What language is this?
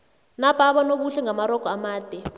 South Ndebele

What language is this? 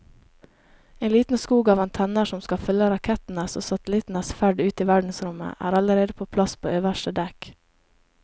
Norwegian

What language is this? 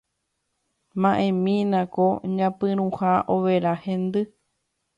Guarani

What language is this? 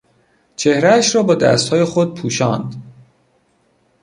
Persian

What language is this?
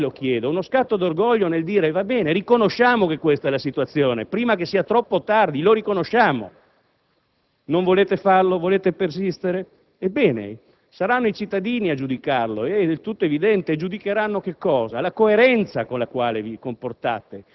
Italian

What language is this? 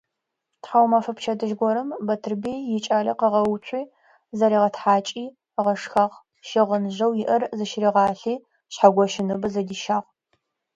Adyghe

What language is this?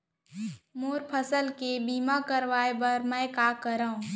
Chhattisgarhi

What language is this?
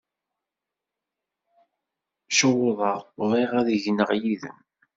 Kabyle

